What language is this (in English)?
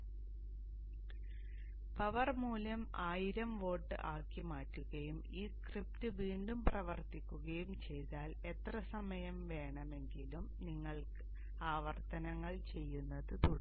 Malayalam